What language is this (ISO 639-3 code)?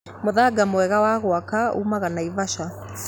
kik